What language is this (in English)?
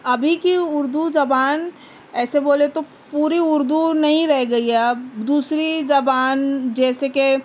Urdu